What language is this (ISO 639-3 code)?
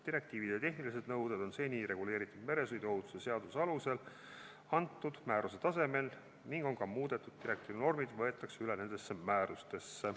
est